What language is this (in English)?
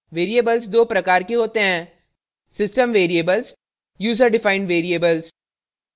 Hindi